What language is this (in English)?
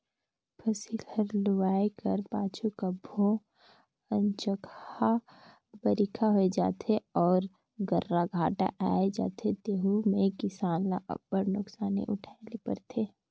Chhattisgarhi